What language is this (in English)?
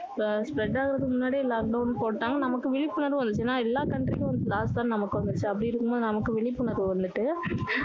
Tamil